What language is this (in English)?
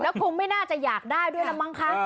Thai